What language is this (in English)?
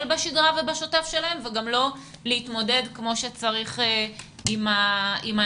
Hebrew